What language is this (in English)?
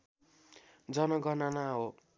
Nepali